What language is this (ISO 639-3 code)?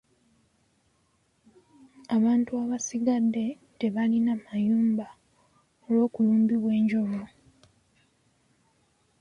lug